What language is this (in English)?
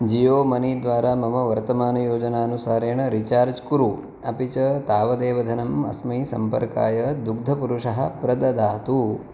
Sanskrit